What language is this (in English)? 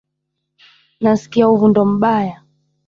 Swahili